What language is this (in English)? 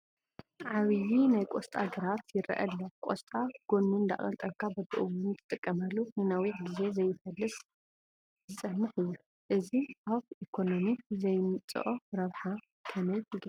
Tigrinya